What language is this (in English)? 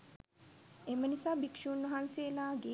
Sinhala